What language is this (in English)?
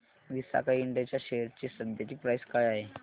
Marathi